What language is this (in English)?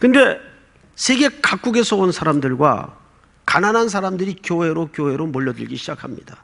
Korean